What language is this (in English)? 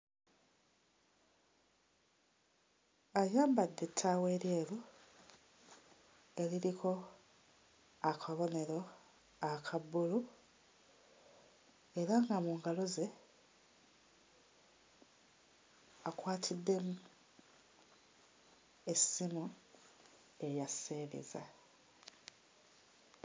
Ganda